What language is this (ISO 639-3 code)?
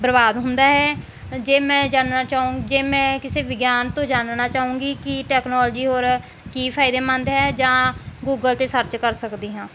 pan